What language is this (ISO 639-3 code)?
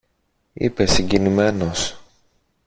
ell